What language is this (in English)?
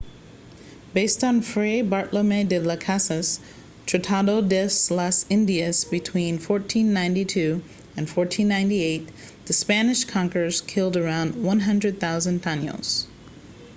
English